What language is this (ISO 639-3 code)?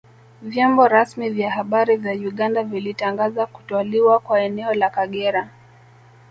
swa